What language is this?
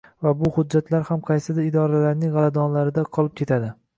Uzbek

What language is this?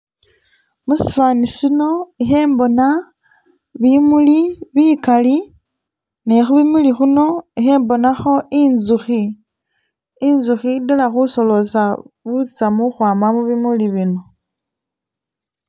Masaaba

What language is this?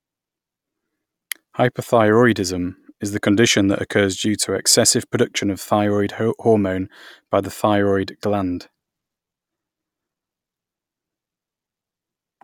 English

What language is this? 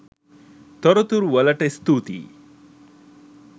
Sinhala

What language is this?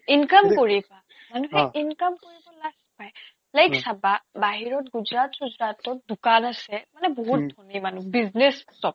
Assamese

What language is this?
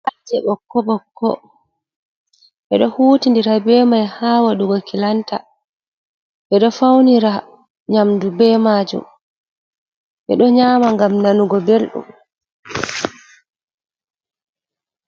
Fula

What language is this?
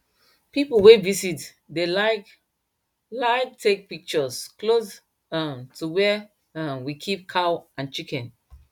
Nigerian Pidgin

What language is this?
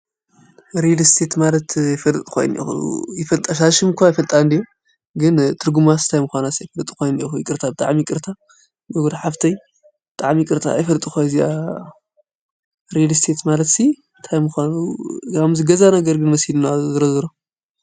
Tigrinya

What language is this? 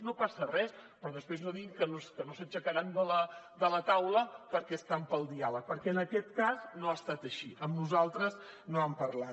Catalan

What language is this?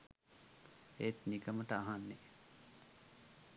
Sinhala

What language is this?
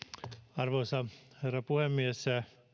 Finnish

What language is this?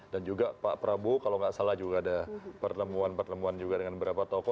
Indonesian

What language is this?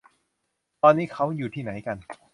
Thai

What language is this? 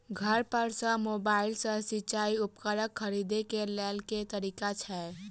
Maithili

